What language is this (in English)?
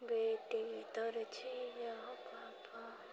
Maithili